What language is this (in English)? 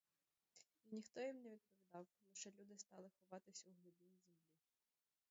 Ukrainian